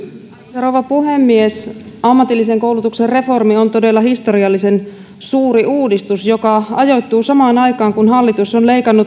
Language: Finnish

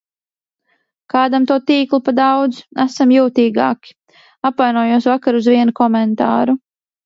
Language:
Latvian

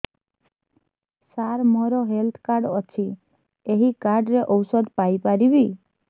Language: Odia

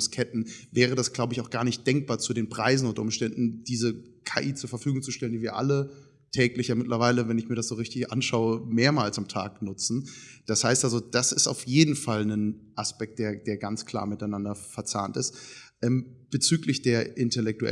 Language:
German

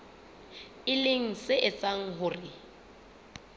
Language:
Southern Sotho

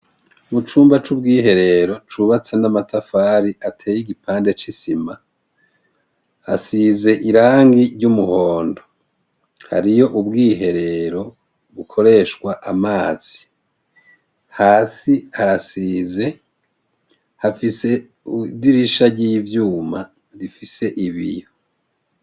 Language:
Rundi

